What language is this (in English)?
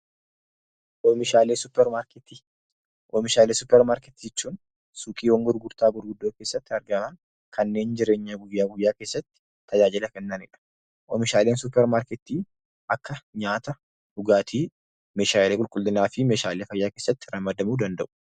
Oromo